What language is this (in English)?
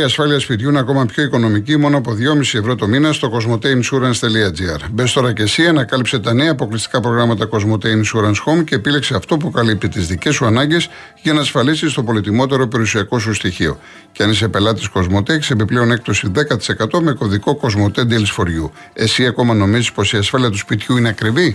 Greek